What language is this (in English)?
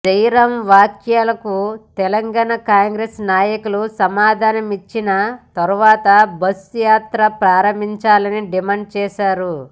Telugu